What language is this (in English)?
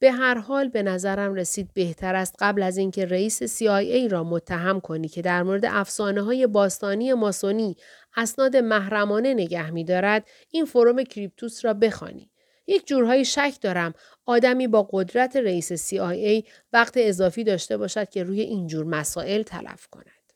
Persian